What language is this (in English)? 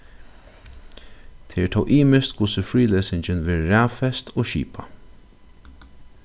Faroese